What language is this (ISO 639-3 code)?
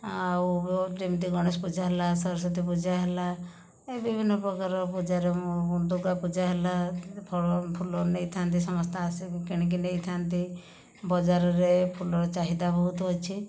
ori